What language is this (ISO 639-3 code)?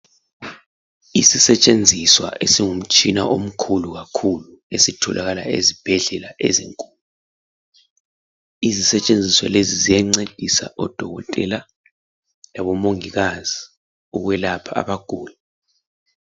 nde